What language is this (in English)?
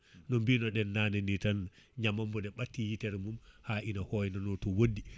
Fula